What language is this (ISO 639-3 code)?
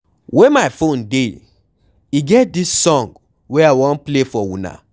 pcm